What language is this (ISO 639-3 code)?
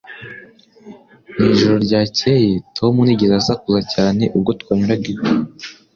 kin